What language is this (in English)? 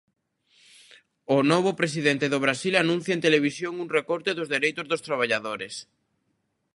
Galician